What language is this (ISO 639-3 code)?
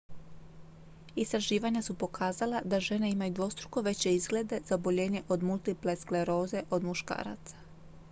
hrv